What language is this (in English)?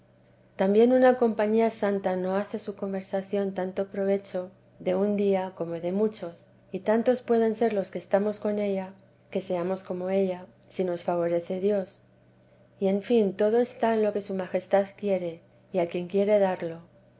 Spanish